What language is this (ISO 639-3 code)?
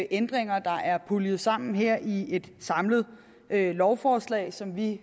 dan